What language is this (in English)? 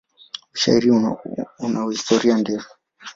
Swahili